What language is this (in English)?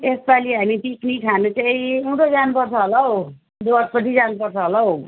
Nepali